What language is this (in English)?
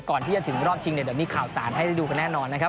Thai